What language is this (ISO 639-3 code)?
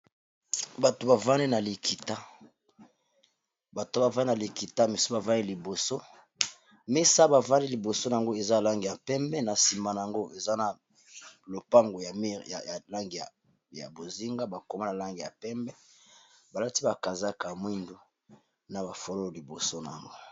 lin